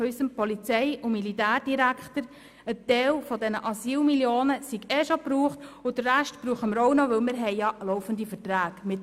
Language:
Swiss German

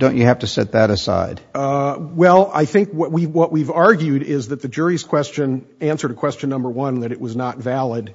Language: English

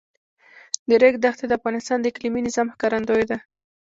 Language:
Pashto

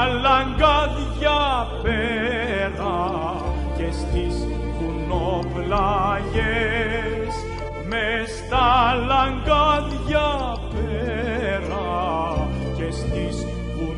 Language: Greek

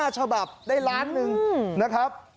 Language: Thai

